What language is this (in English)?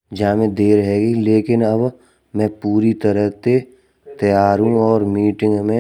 Braj